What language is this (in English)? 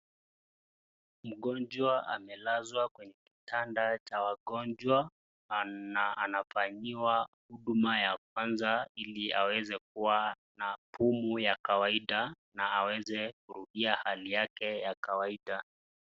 Swahili